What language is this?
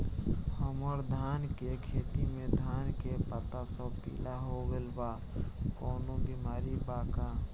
Bhojpuri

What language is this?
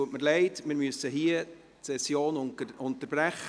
Swiss German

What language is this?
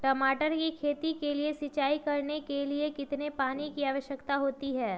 Magahi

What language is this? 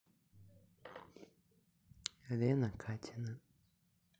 Russian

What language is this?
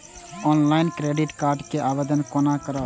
Maithili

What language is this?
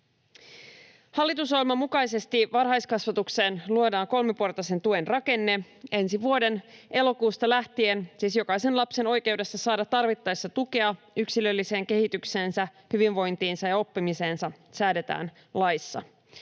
Finnish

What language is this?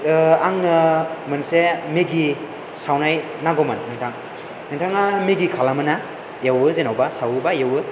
Bodo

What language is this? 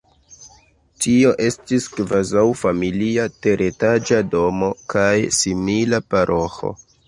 Esperanto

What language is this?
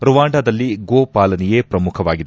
Kannada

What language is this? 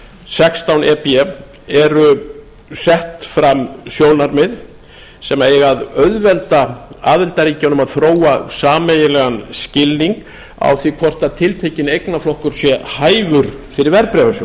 Icelandic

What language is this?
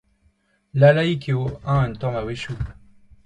Breton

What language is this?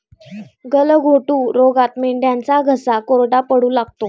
Marathi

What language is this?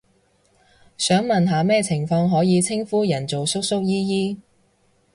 Cantonese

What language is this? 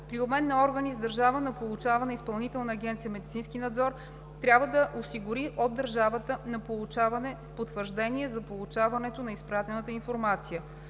Bulgarian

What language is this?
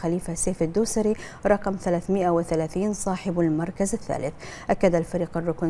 Arabic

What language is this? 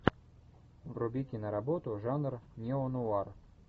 Russian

